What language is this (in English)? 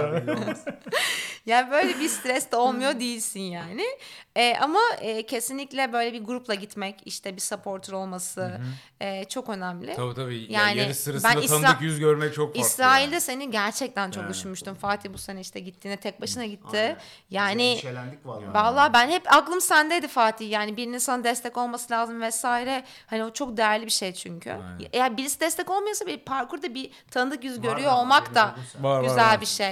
Turkish